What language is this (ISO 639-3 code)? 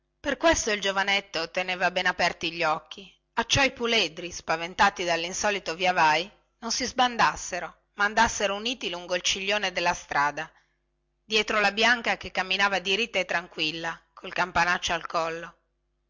ita